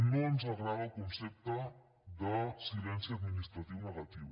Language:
Catalan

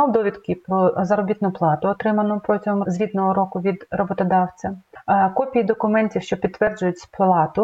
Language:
Ukrainian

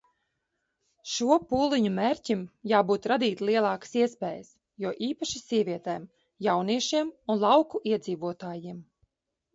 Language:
Latvian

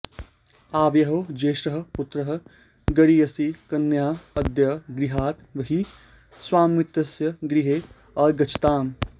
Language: Sanskrit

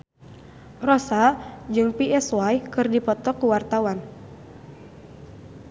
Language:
Sundanese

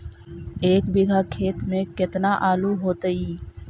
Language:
Magahi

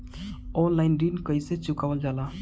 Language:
Bhojpuri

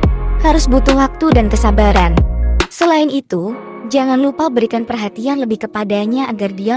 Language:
Indonesian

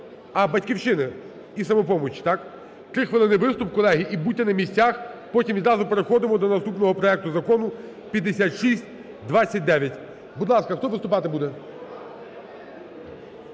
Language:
Ukrainian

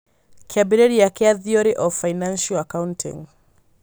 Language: Kikuyu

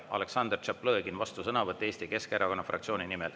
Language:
Estonian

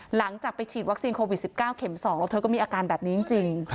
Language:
Thai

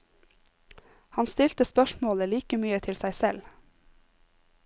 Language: Norwegian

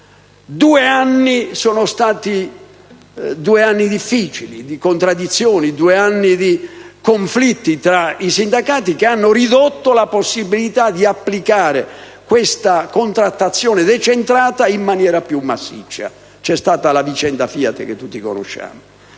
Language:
Italian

